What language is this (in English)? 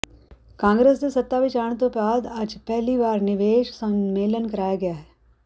Punjabi